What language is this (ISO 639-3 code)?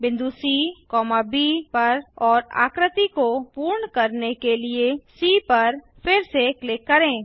hin